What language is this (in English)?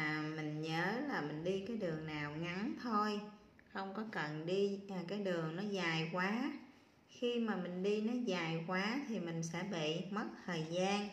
Vietnamese